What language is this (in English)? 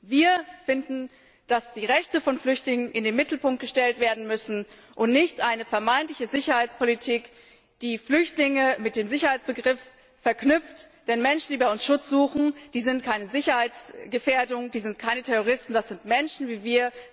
German